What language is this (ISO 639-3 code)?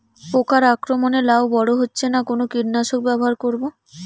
ben